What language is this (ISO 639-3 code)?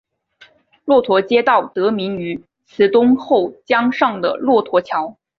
zho